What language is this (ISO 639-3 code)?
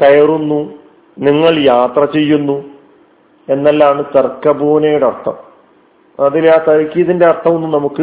mal